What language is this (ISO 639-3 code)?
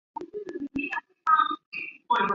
zho